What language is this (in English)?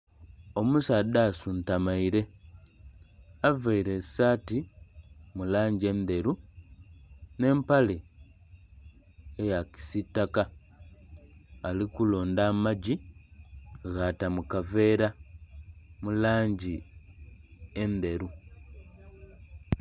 Soga